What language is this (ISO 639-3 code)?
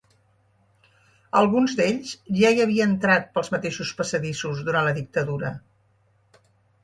cat